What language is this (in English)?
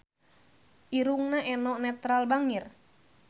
Sundanese